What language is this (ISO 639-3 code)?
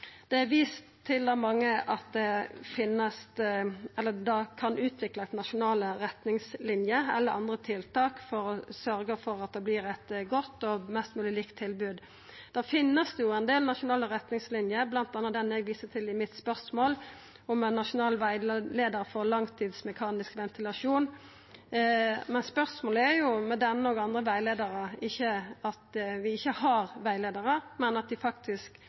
nno